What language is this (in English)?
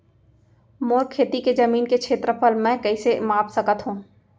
Chhattisgarhi